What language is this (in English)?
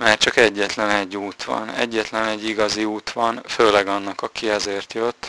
Hungarian